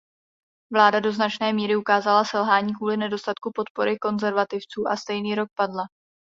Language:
Czech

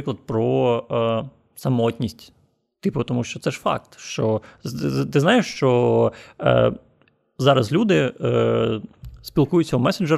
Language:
Ukrainian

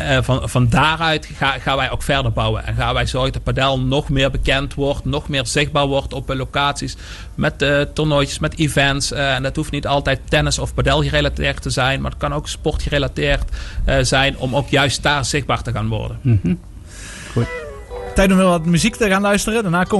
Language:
Dutch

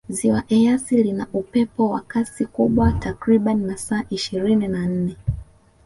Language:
Swahili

